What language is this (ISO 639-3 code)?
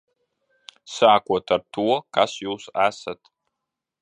lav